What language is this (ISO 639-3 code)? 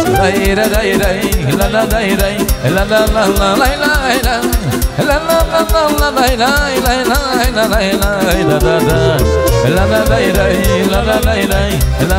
ron